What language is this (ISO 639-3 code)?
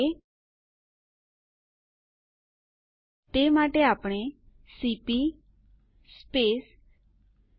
guj